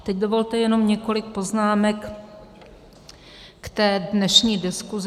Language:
Czech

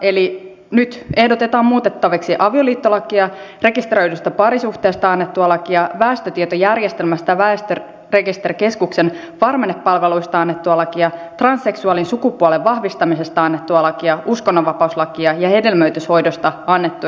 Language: Finnish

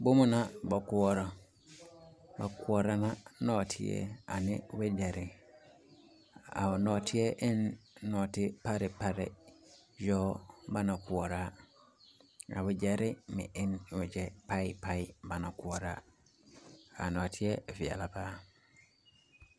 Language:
Southern Dagaare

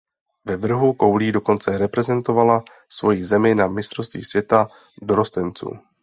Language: Czech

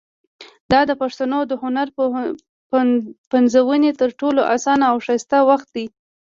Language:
Pashto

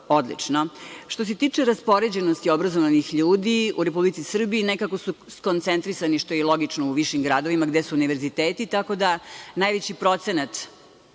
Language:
Serbian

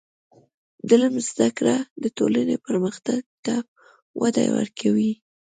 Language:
Pashto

